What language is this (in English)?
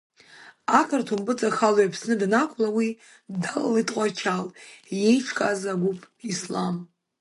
Abkhazian